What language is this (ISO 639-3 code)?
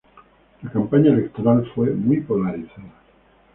spa